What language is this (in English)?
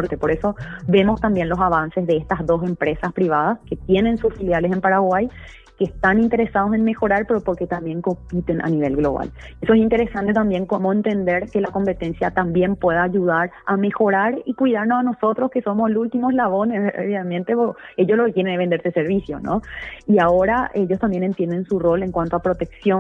Spanish